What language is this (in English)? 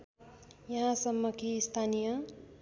Nepali